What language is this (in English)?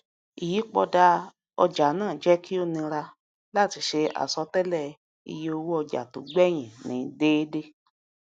Yoruba